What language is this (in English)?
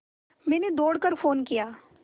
Hindi